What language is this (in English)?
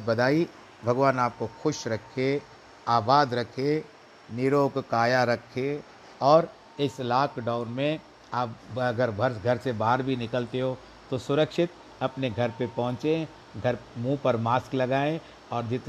Hindi